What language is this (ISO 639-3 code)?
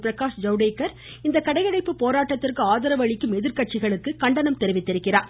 tam